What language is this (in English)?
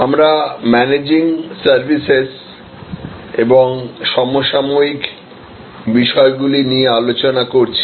Bangla